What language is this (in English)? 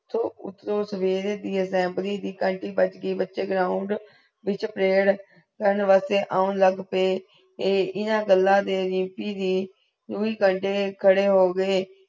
Punjabi